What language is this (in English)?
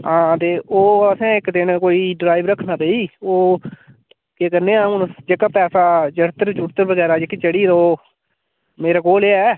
Dogri